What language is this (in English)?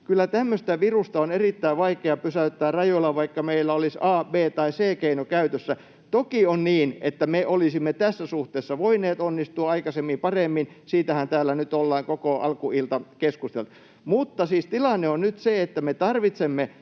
Finnish